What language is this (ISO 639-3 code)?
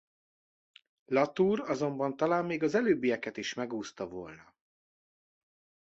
hun